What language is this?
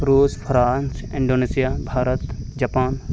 Santali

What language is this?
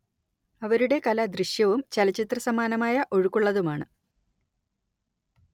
Malayalam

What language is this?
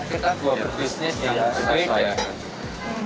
Indonesian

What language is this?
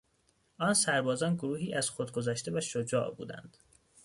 Persian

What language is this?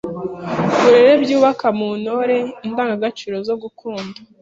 Kinyarwanda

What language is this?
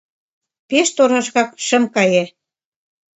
Mari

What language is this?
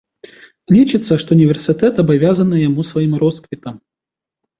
Belarusian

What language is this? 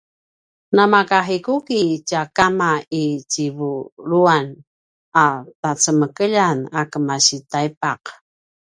Paiwan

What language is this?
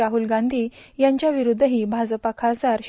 Marathi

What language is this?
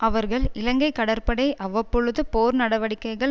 Tamil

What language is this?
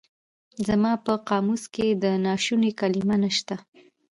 Pashto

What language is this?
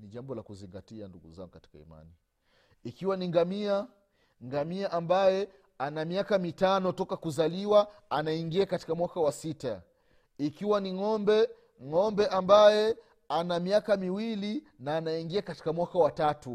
Swahili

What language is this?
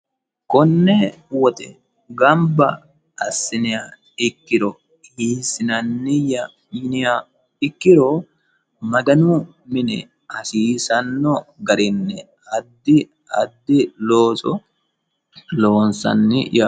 Sidamo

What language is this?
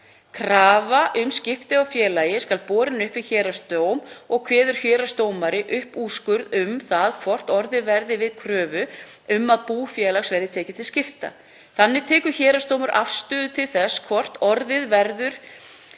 Icelandic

